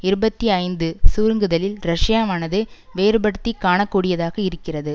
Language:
Tamil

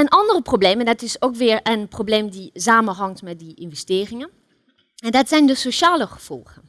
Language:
Dutch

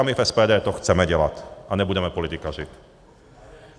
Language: Czech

